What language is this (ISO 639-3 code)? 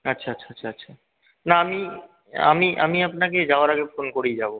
ben